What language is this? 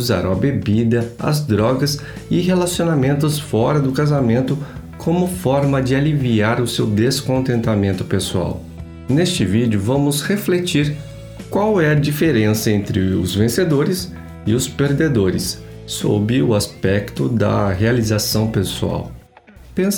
Portuguese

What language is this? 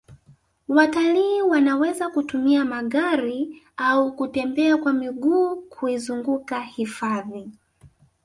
Swahili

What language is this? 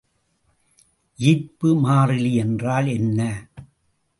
Tamil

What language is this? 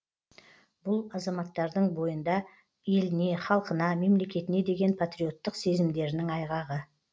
Kazakh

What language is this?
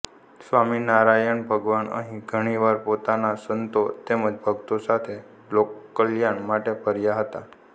Gujarati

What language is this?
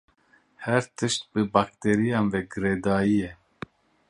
Kurdish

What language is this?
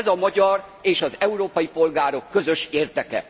Hungarian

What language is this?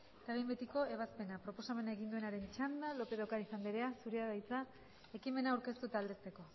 Basque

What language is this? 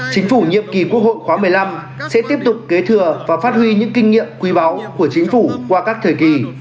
Vietnamese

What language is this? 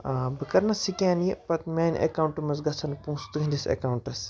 Kashmiri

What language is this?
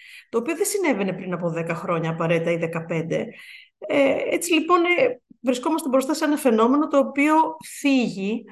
Greek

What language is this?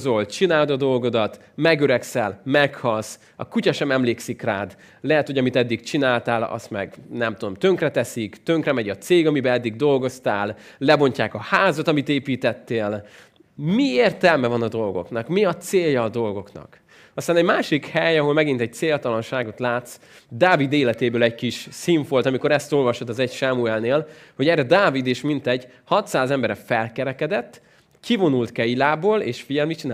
Hungarian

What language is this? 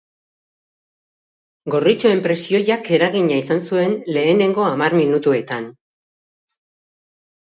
Basque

